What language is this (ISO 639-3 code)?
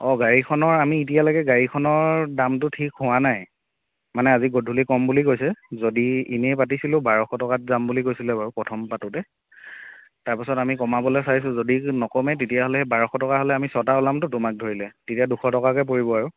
asm